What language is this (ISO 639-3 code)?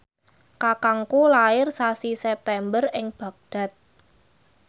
jav